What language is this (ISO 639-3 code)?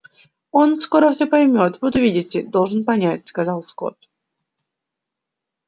rus